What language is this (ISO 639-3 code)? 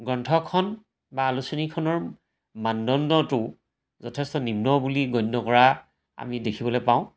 asm